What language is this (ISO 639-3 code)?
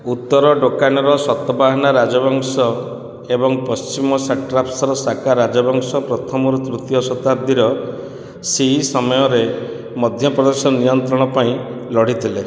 ori